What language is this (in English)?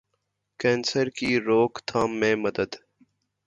Urdu